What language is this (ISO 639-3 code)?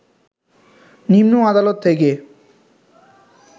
ben